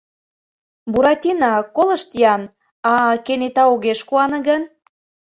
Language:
Mari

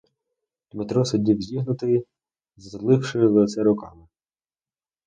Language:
Ukrainian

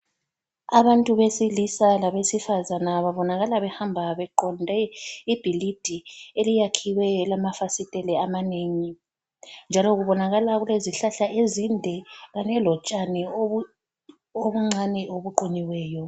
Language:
North Ndebele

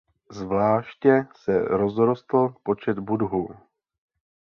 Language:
Czech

